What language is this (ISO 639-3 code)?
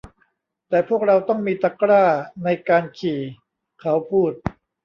tha